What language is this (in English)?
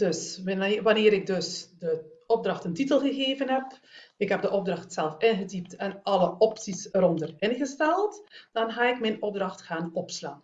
Dutch